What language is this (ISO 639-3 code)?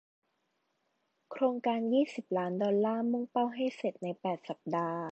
tha